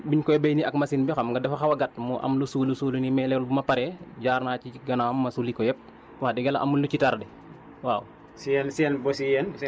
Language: Wolof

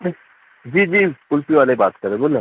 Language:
Urdu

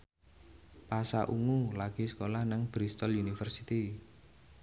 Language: Javanese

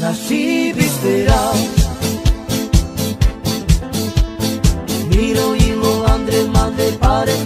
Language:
Romanian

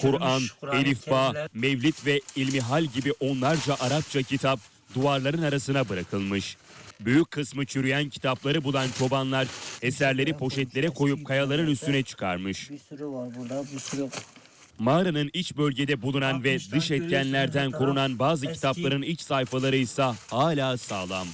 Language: Turkish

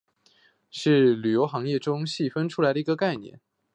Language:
Chinese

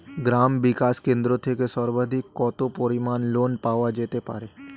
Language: Bangla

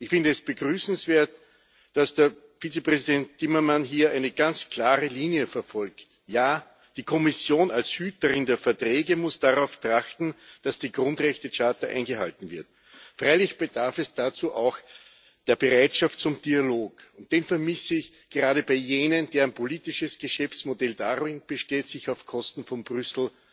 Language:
German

